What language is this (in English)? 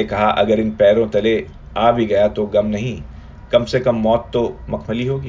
Hindi